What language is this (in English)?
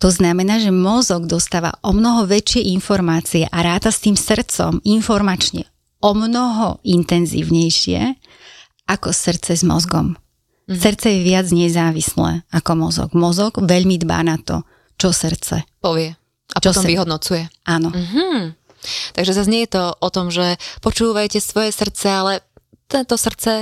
Slovak